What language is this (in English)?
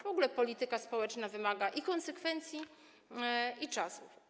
Polish